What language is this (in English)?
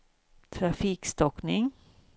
Swedish